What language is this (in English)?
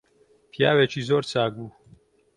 Central Kurdish